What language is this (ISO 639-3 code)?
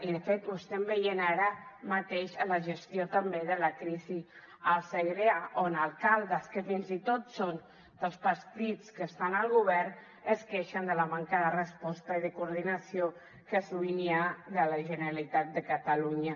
cat